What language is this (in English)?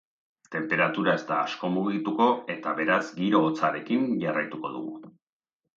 Basque